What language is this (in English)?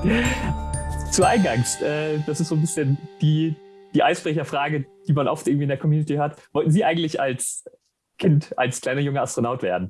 German